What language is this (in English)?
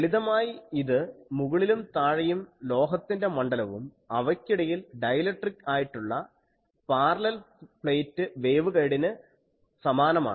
Malayalam